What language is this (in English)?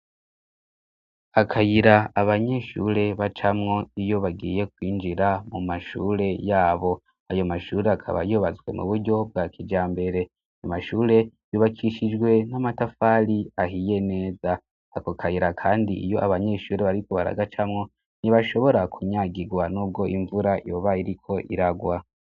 Rundi